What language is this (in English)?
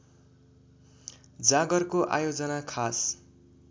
Nepali